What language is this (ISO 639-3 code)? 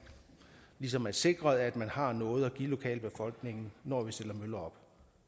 dan